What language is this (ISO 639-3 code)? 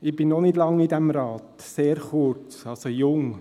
gsw